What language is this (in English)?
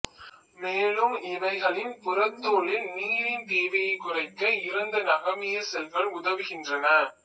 Tamil